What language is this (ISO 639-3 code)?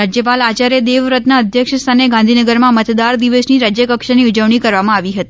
guj